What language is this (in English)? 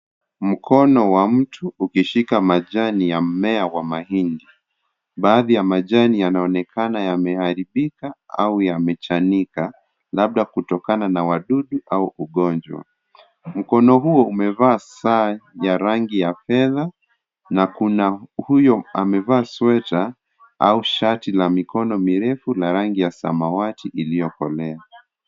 Swahili